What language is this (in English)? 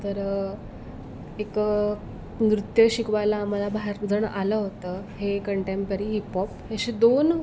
Marathi